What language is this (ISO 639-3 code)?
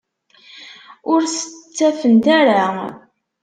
kab